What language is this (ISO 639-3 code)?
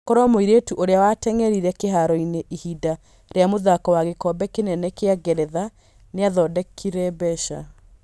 kik